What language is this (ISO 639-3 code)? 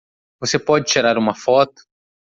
por